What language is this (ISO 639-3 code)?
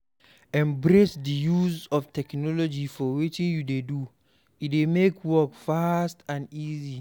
pcm